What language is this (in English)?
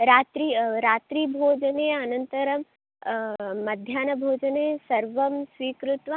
Sanskrit